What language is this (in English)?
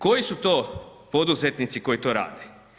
Croatian